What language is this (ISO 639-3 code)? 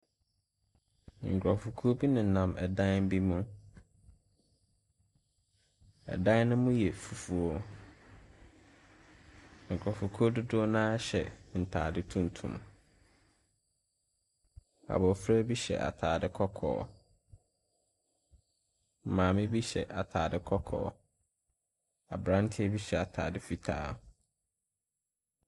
aka